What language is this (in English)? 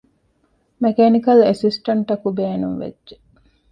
Divehi